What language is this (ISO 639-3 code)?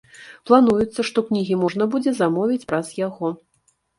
bel